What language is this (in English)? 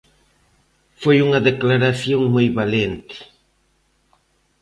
Galician